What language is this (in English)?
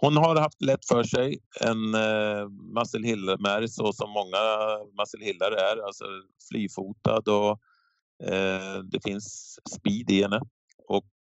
Swedish